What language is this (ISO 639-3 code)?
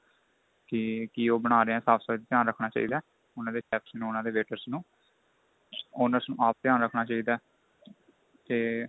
pan